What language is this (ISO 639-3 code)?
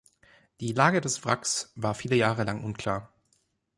deu